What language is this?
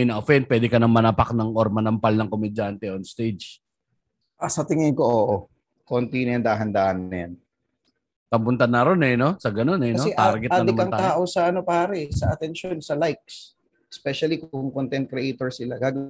Filipino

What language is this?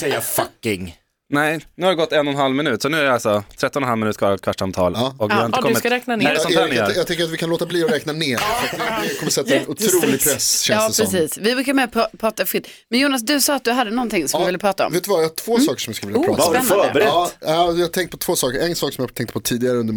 Swedish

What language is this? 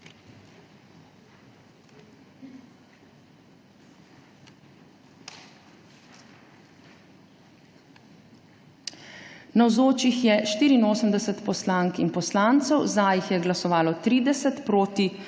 Slovenian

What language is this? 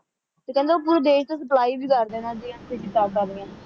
Punjabi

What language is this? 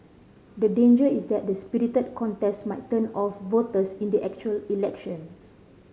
English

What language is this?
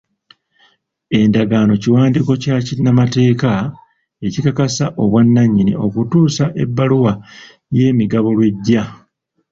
Ganda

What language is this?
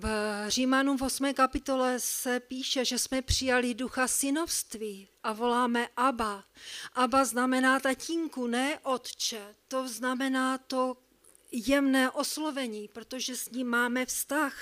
Czech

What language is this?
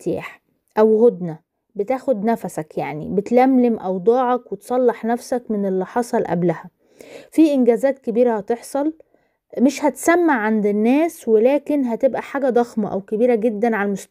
Arabic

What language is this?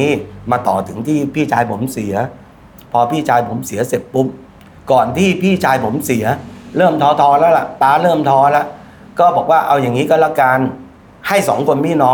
Thai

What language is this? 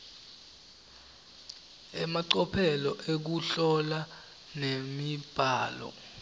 Swati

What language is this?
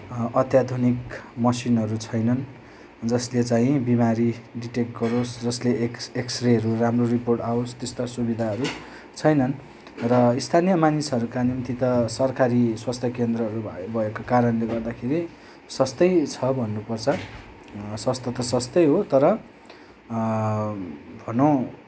Nepali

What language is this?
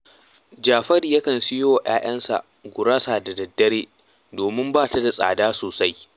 Hausa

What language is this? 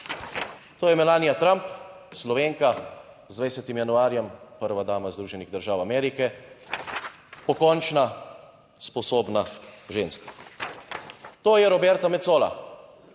Slovenian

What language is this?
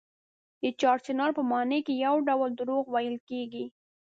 Pashto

